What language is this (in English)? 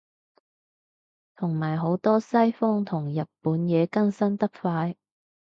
Cantonese